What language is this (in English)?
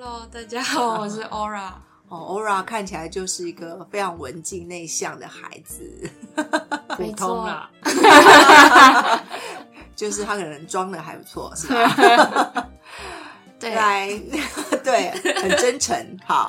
Chinese